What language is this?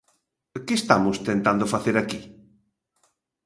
Galician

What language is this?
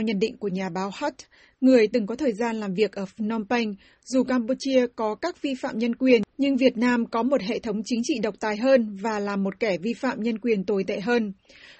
Vietnamese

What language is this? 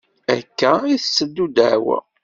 Kabyle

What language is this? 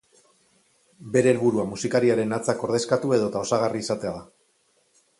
Basque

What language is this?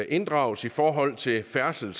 Danish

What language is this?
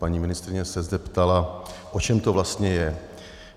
Czech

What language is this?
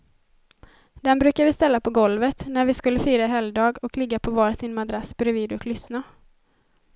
Swedish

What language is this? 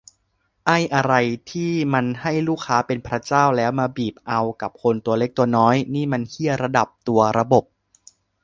Thai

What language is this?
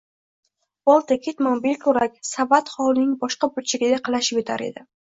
Uzbek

